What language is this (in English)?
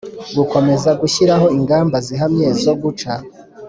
Kinyarwanda